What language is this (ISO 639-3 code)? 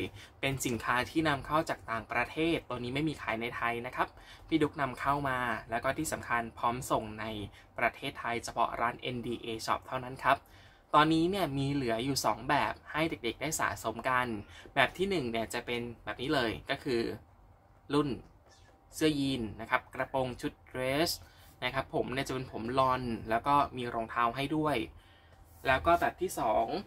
tha